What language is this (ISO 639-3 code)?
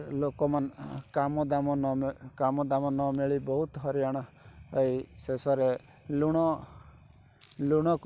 ori